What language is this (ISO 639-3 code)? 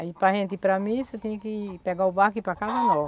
por